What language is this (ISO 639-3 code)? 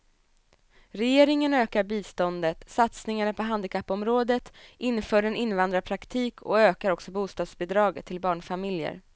swe